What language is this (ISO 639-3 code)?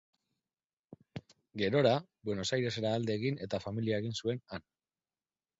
eus